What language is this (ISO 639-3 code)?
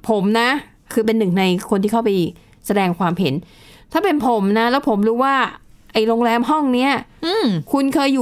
tha